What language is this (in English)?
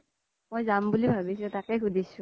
Assamese